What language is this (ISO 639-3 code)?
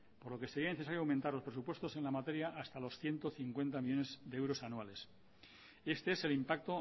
spa